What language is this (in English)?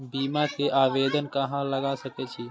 Maithili